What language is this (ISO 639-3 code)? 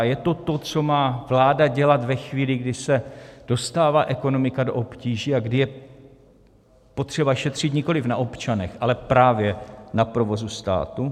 ces